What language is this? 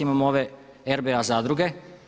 Croatian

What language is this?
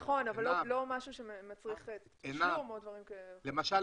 Hebrew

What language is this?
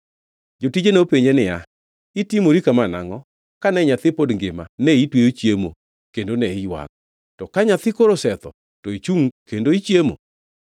Luo (Kenya and Tanzania)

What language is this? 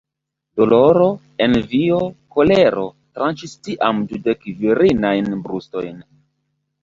Esperanto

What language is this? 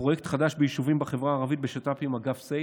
Hebrew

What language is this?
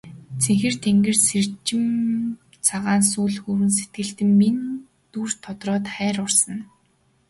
Mongolian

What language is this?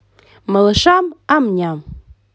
Russian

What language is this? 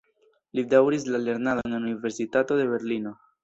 Esperanto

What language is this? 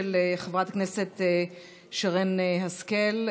Hebrew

